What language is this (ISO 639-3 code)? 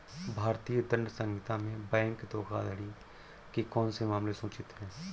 hin